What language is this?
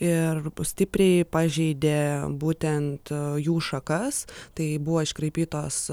Lithuanian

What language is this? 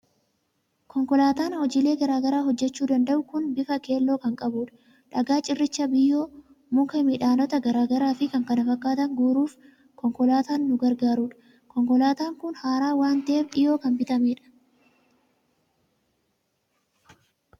Oromo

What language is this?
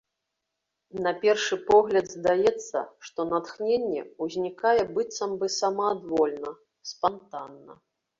Belarusian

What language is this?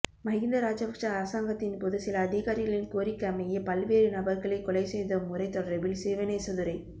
Tamil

